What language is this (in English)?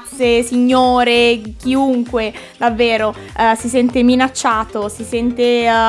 Italian